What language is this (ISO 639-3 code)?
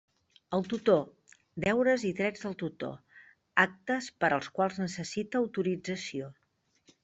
cat